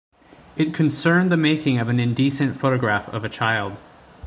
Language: English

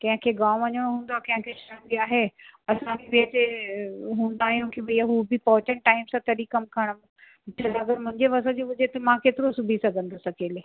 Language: Sindhi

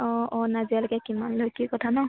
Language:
Assamese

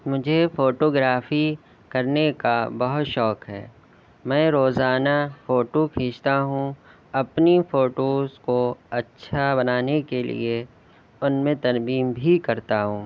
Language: Urdu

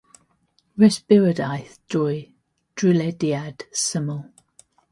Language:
Welsh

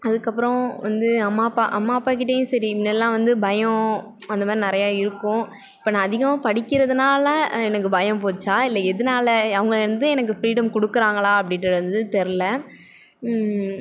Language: Tamil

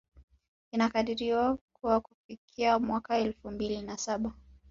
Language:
Swahili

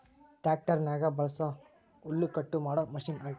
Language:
Kannada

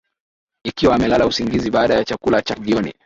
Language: Swahili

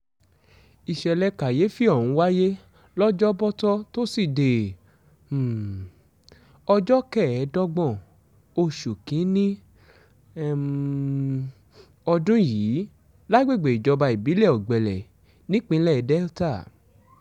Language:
Yoruba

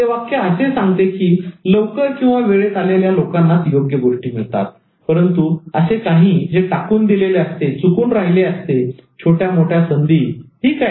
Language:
Marathi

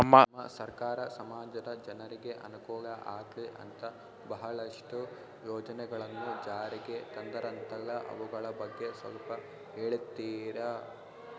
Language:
Kannada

